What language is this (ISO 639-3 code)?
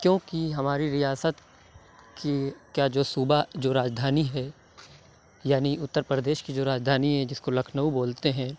urd